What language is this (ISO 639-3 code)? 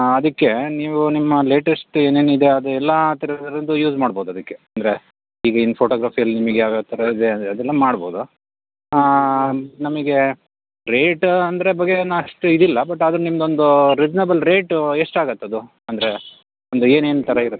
kan